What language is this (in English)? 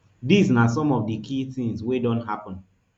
Nigerian Pidgin